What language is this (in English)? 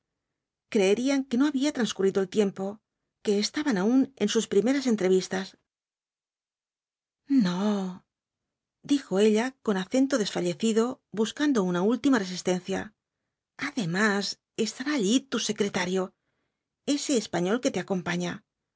Spanish